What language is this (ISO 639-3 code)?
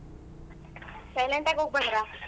kan